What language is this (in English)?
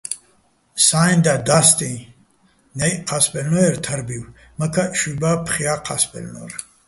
Bats